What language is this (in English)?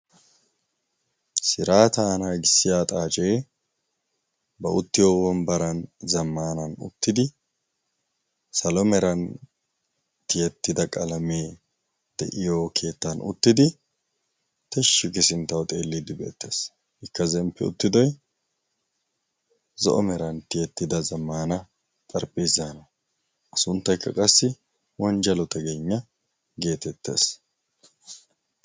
Wolaytta